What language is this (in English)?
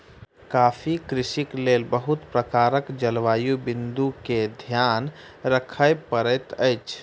Maithili